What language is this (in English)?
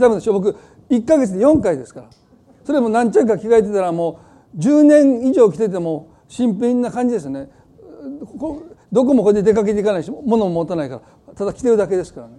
Japanese